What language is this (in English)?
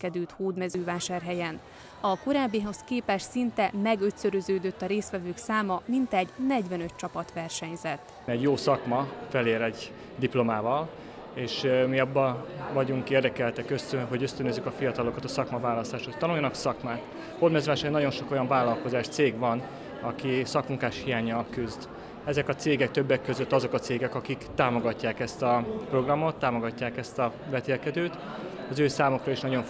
Hungarian